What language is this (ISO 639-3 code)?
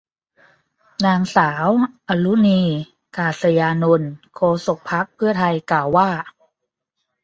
tha